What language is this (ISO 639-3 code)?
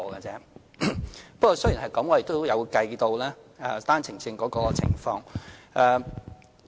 yue